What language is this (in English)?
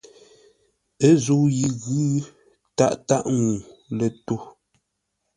Ngombale